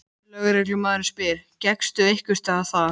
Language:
Icelandic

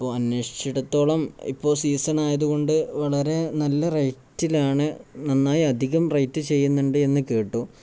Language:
Malayalam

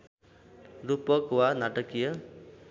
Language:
Nepali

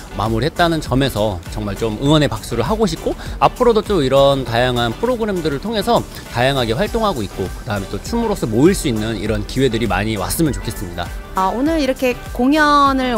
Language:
Korean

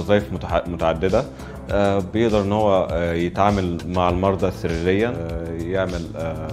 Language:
Arabic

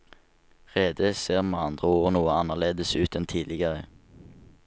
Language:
Norwegian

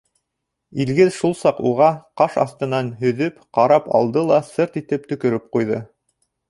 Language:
Bashkir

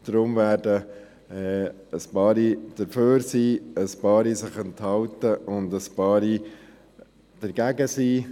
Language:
Swiss German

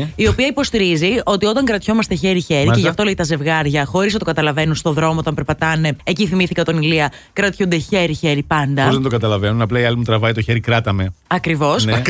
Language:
Greek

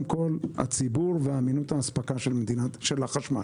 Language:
Hebrew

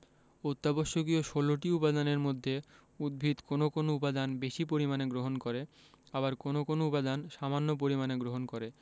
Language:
Bangla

